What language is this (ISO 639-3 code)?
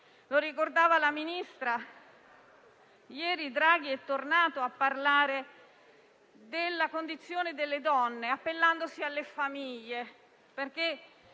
ita